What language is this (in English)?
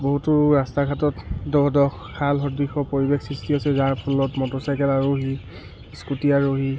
Assamese